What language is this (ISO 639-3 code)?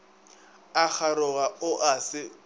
nso